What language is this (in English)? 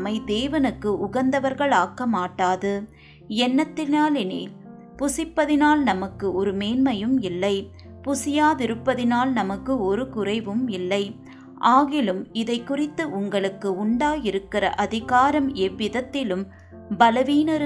Tamil